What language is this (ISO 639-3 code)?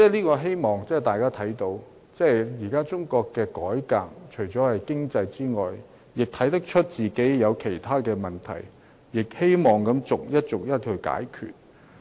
yue